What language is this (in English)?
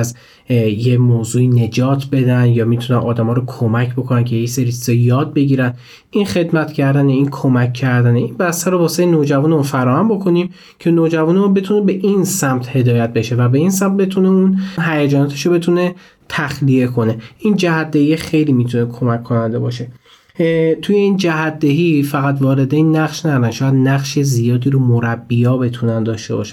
Persian